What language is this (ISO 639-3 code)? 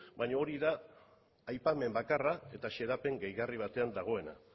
eus